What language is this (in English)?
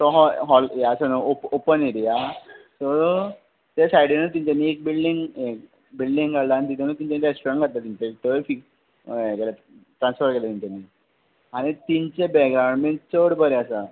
Konkani